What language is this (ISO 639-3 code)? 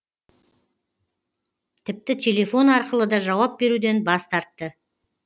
kaz